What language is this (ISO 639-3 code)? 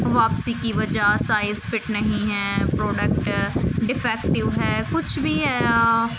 urd